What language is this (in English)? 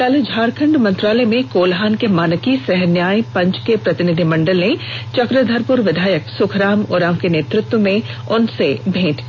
Hindi